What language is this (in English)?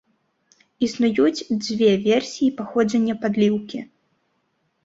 Belarusian